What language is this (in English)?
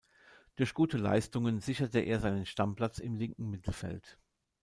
German